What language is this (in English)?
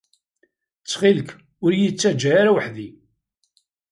Kabyle